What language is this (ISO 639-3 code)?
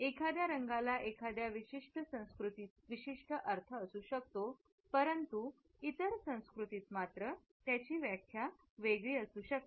mar